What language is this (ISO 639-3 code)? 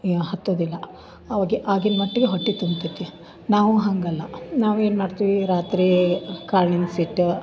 kan